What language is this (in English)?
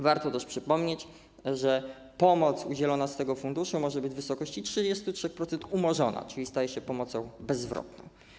Polish